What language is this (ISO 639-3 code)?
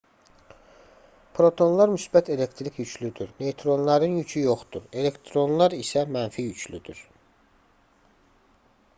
aze